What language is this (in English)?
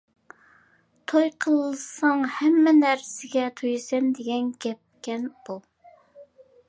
Uyghur